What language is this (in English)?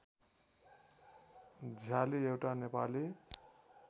Nepali